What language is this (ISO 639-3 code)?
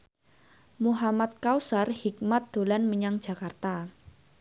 jav